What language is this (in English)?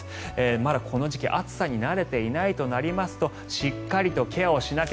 Japanese